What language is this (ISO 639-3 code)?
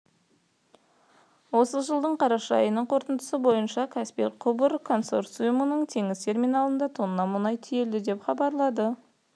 kaz